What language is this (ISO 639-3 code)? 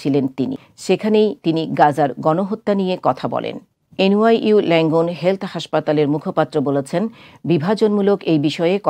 ben